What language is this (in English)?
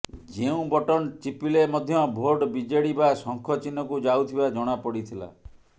Odia